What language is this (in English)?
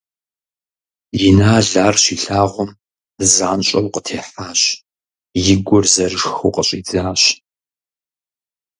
Kabardian